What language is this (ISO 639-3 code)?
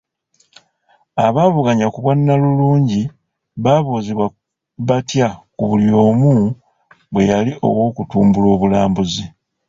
lug